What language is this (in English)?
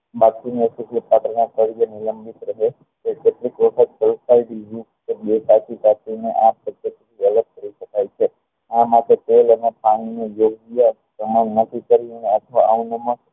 Gujarati